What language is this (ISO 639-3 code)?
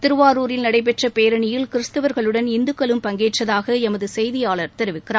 tam